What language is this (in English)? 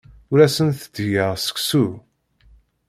Kabyle